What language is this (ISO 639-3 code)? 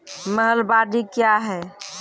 mai